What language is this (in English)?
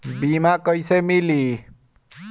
Bhojpuri